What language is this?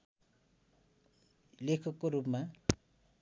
Nepali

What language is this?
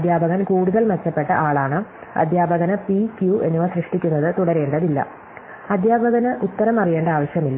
Malayalam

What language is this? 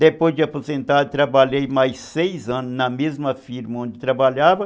Portuguese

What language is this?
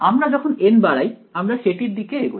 Bangla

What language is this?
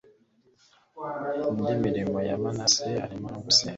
Kinyarwanda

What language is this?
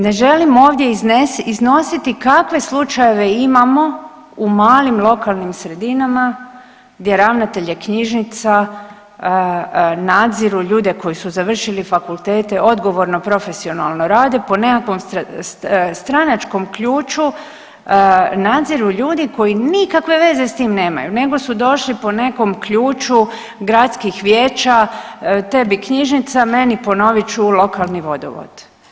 Croatian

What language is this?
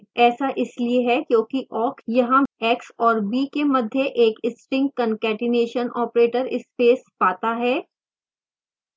Hindi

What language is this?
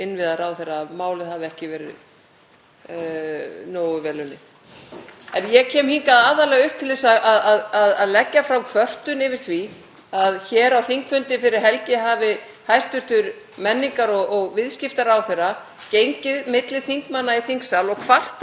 Icelandic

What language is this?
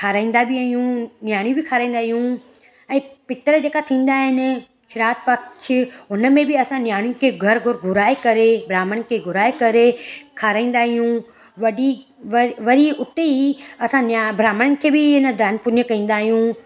Sindhi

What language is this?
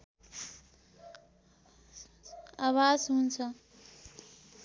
Nepali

